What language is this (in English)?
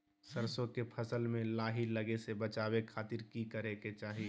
Magahi